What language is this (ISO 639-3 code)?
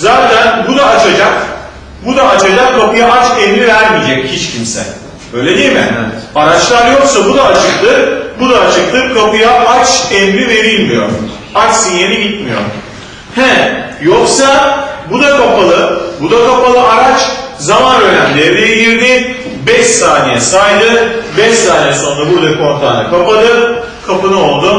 tur